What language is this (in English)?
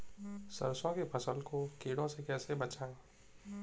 Hindi